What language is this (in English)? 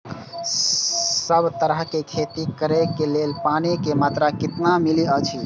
Maithili